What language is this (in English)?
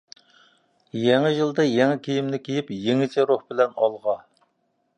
Uyghur